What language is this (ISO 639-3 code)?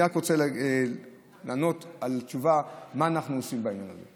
heb